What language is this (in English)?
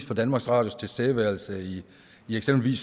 Danish